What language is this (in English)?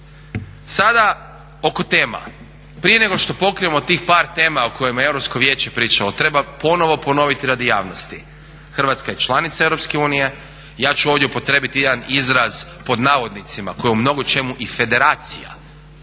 Croatian